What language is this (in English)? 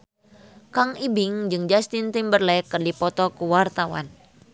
Sundanese